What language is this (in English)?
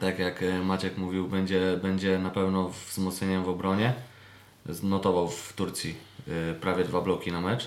Polish